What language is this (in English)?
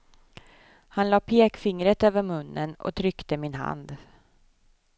Swedish